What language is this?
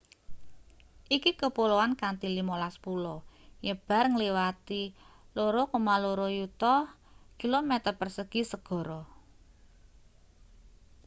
Javanese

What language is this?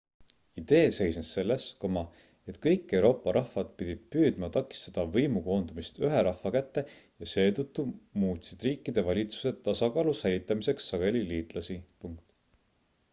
Estonian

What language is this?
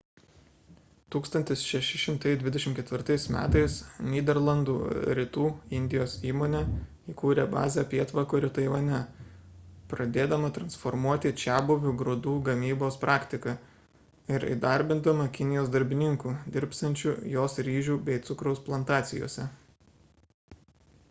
Lithuanian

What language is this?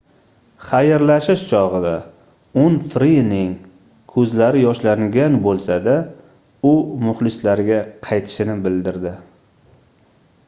Uzbek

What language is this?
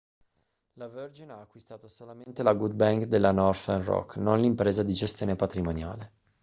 Italian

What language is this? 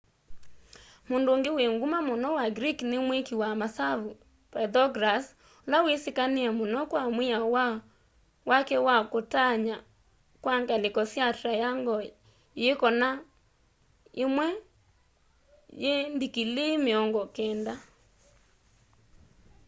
Kamba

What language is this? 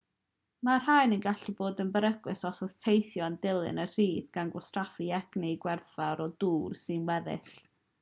Welsh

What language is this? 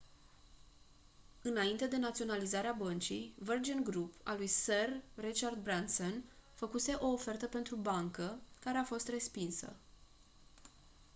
Romanian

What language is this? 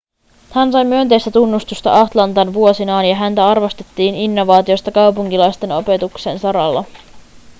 Finnish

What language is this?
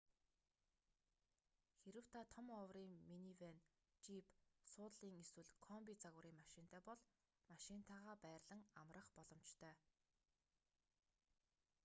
Mongolian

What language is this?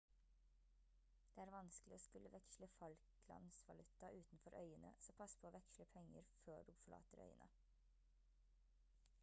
Norwegian Bokmål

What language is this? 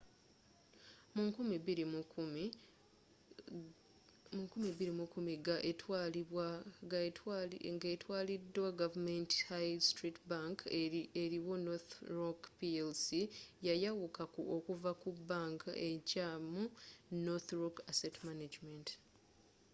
Ganda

